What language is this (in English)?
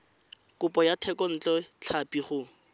Tswana